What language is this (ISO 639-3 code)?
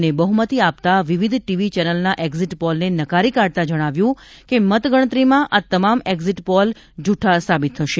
guj